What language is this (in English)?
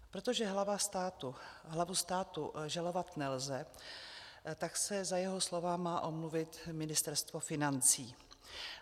Czech